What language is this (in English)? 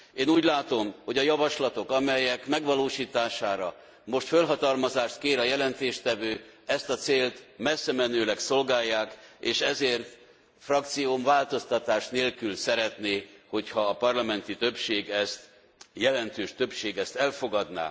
Hungarian